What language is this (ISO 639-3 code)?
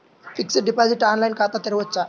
tel